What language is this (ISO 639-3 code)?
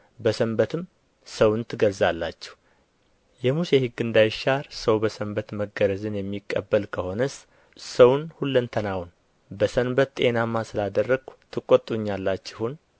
amh